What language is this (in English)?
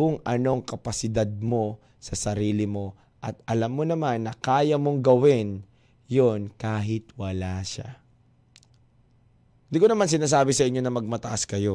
Filipino